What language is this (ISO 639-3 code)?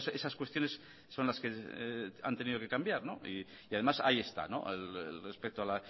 spa